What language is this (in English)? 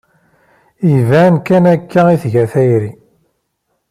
Kabyle